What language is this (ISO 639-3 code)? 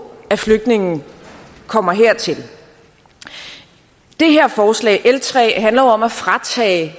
dan